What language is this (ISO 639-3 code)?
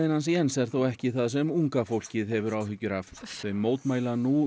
isl